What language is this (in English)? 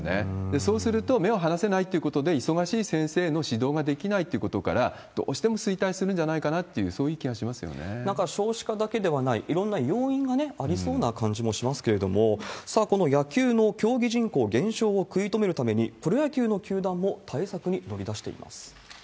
Japanese